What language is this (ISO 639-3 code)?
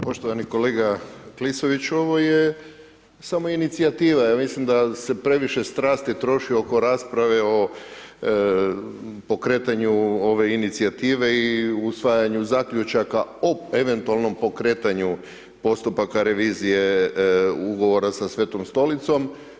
hrv